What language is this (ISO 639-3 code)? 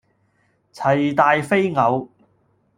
yue